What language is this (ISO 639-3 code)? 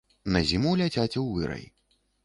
bel